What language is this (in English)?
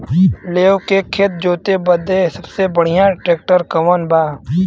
Bhojpuri